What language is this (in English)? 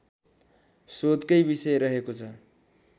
Nepali